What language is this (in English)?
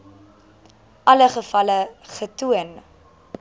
Afrikaans